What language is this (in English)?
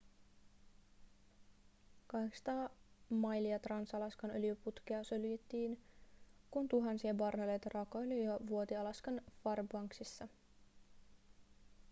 Finnish